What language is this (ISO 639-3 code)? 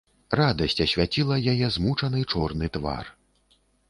bel